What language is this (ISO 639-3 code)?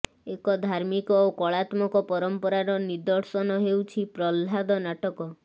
ori